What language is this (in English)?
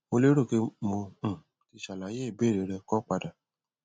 Yoruba